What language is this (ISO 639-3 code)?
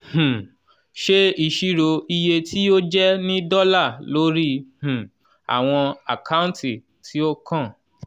yor